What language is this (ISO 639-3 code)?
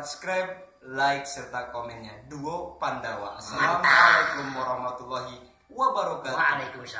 ind